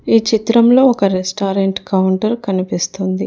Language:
Telugu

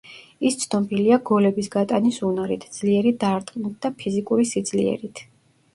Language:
Georgian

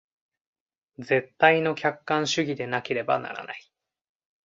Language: Japanese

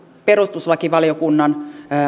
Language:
Finnish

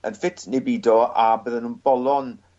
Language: Welsh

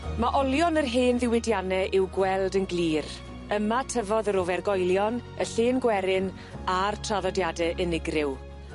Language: Welsh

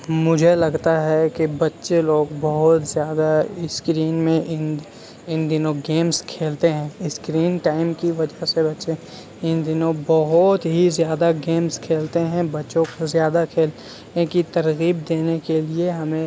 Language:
Urdu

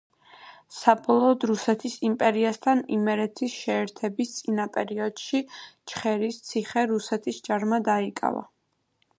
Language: Georgian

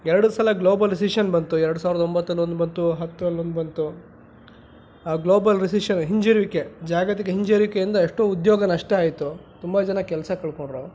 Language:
Kannada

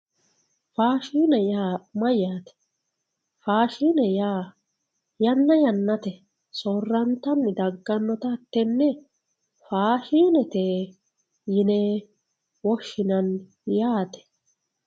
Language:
Sidamo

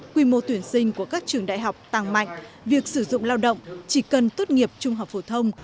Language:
Vietnamese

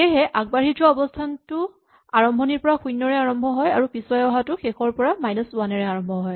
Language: Assamese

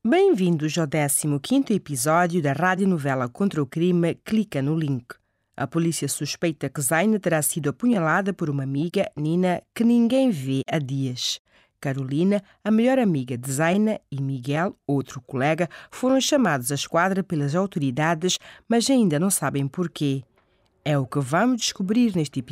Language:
Portuguese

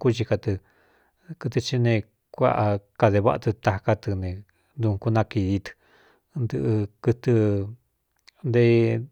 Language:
Cuyamecalco Mixtec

